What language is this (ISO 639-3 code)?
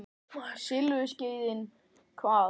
isl